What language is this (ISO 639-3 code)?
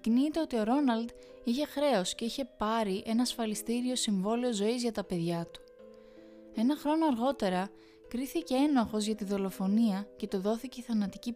ell